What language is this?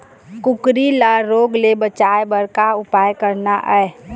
Chhattisgarhi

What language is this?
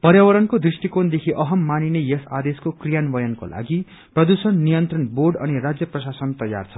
Nepali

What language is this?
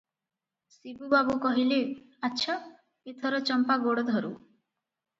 Odia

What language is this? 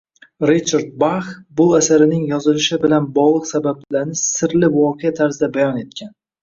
Uzbek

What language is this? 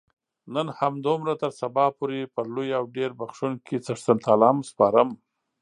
Pashto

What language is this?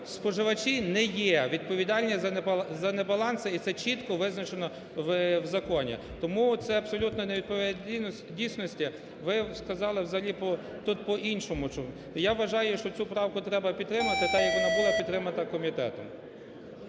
Ukrainian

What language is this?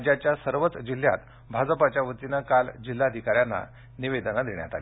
Marathi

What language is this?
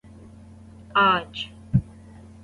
Urdu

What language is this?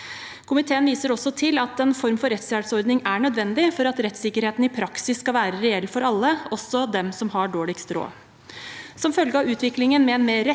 Norwegian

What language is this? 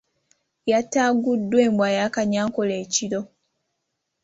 Ganda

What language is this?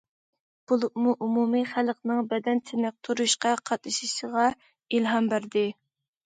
Uyghur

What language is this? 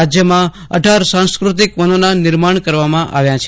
Gujarati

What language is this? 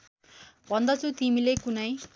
Nepali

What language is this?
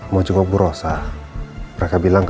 Indonesian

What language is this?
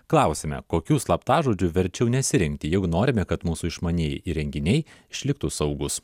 Lithuanian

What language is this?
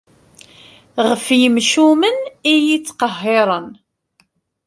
Kabyle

